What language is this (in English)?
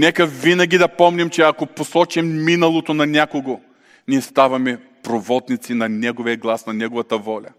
Bulgarian